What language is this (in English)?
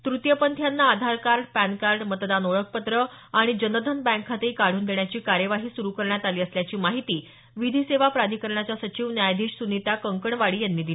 Marathi